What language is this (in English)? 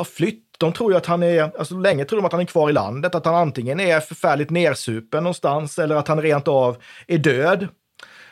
Swedish